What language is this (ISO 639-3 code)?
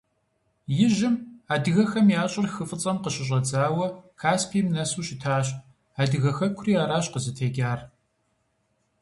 kbd